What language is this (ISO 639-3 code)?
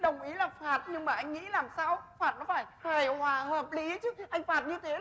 vie